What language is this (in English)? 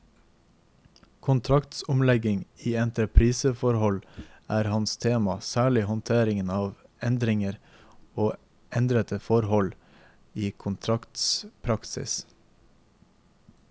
Norwegian